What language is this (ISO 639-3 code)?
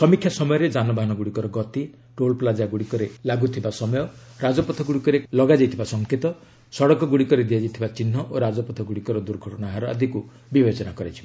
ori